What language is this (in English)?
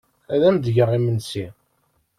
Kabyle